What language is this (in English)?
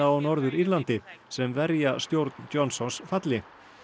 Icelandic